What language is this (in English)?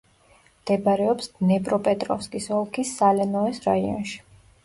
Georgian